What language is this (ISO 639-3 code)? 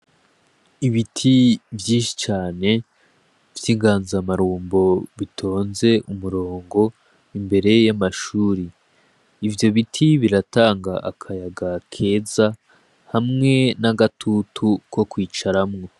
run